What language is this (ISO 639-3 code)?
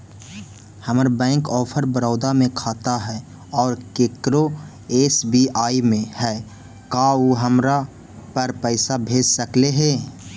mag